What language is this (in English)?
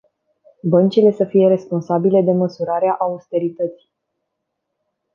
Romanian